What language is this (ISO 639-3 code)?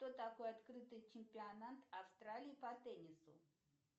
rus